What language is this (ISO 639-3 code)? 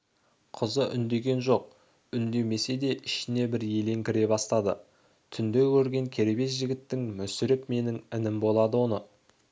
kaz